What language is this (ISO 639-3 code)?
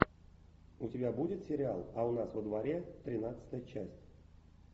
rus